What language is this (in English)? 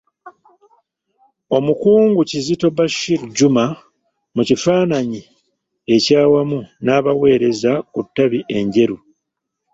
Ganda